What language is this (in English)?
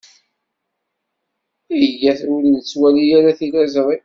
Kabyle